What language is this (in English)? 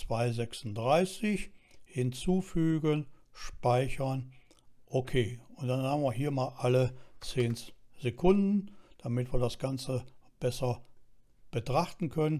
German